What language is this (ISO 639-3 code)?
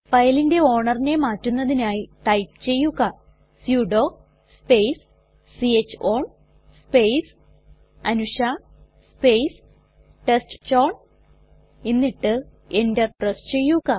mal